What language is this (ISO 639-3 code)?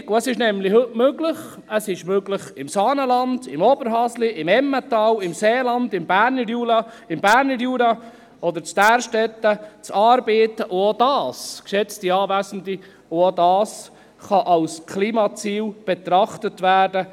gsw